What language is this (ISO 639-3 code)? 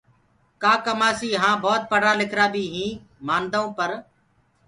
ggg